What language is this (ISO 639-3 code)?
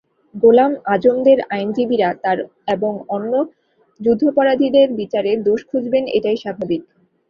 ben